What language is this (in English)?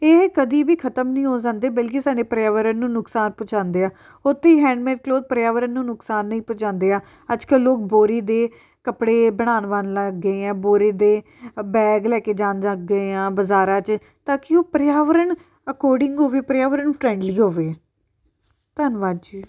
Punjabi